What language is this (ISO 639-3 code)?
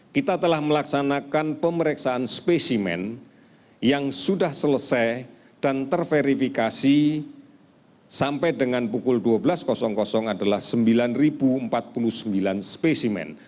ind